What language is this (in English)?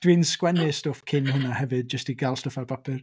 Welsh